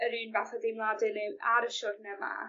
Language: Welsh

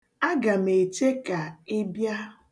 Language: Igbo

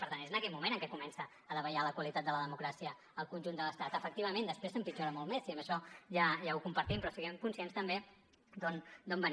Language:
Catalan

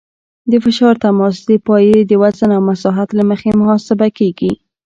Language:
Pashto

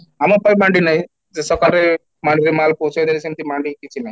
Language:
Odia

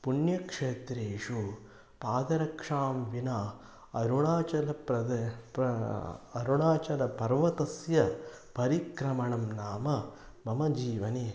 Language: Sanskrit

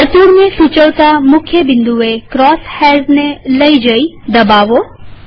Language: Gujarati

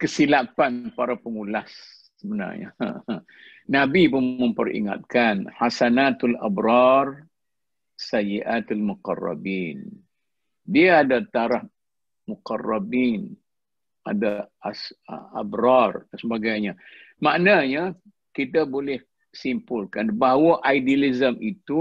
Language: Malay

